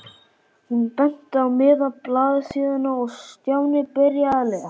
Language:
Icelandic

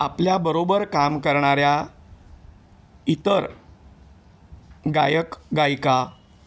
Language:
Marathi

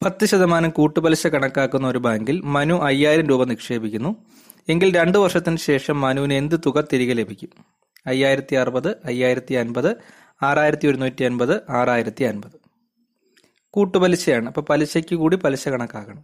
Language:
Malayalam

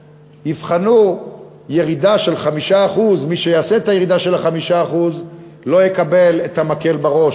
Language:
Hebrew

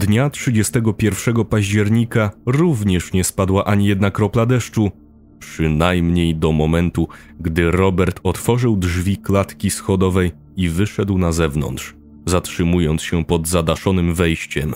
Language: Polish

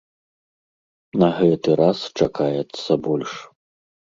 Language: Belarusian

